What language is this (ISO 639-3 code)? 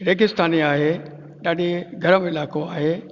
snd